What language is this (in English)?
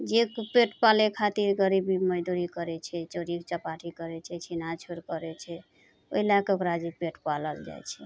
Maithili